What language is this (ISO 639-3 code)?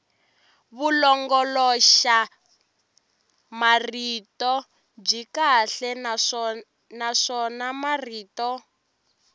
tso